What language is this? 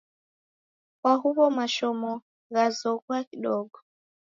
Taita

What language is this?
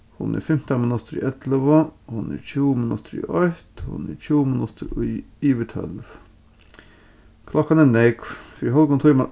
Faroese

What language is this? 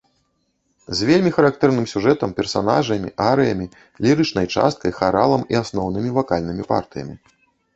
Belarusian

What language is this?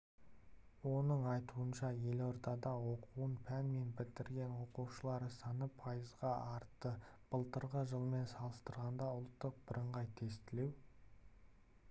Kazakh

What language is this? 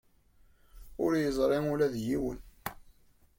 Kabyle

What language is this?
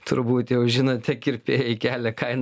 Lithuanian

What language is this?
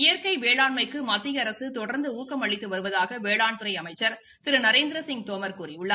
Tamil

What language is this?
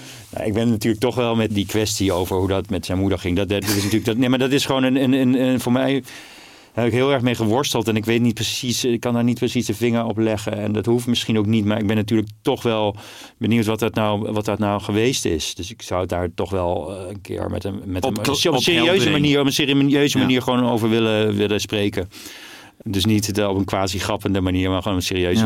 Dutch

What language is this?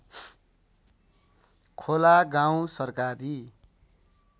Nepali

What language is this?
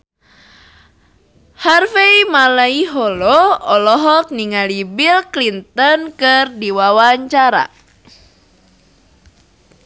Sundanese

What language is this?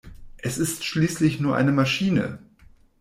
German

